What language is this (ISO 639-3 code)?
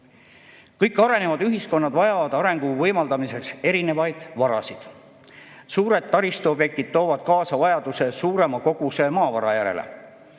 est